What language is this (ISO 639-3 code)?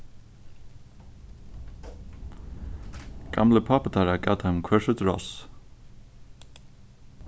fao